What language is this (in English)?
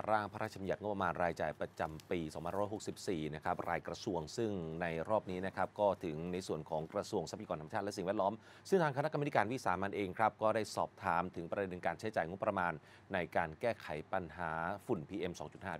Thai